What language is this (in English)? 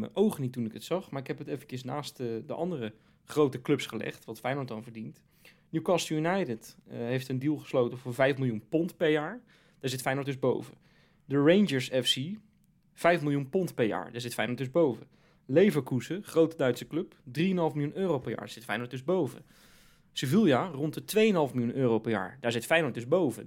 Dutch